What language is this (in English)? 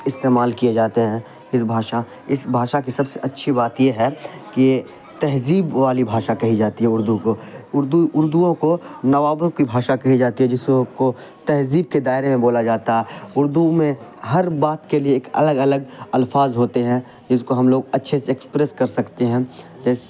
Urdu